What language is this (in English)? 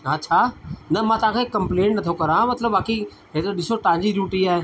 Sindhi